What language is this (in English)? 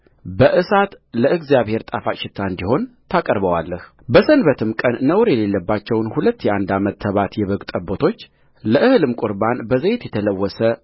Amharic